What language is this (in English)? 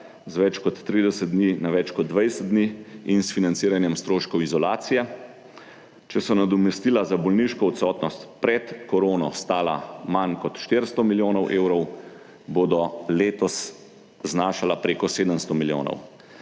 Slovenian